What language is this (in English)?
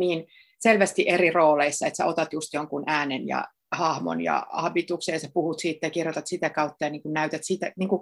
Finnish